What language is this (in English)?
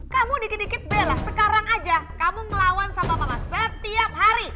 Indonesian